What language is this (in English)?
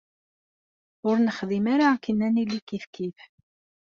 Kabyle